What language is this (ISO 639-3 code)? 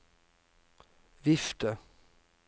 nor